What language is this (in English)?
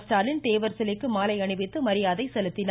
Tamil